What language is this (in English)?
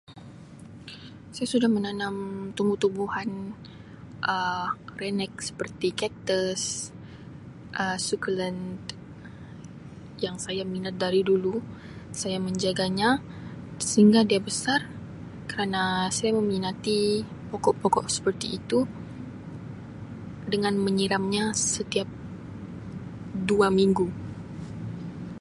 Sabah Malay